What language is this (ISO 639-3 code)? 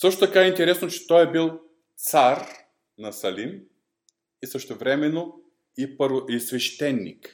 bul